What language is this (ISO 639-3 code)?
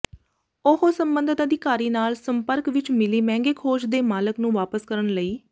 pan